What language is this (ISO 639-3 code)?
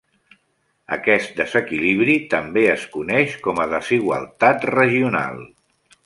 cat